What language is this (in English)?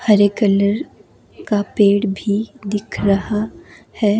Hindi